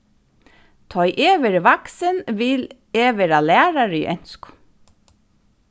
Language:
Faroese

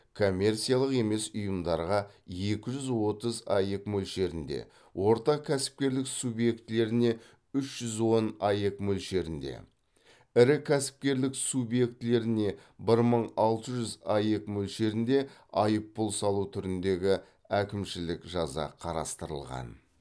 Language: Kazakh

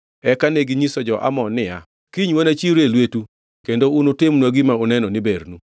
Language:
Luo (Kenya and Tanzania)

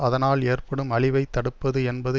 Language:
Tamil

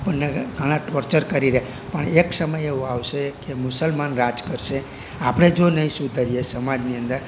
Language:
Gujarati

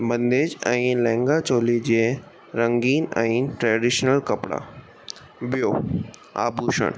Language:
Sindhi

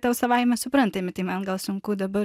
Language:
Lithuanian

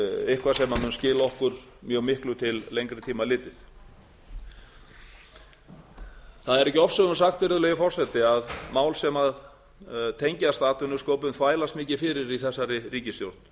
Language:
Icelandic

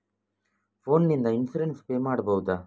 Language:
Kannada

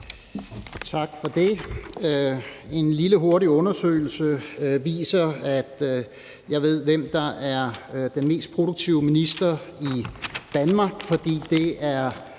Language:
Danish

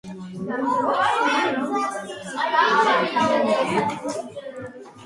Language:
Georgian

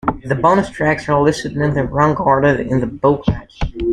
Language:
English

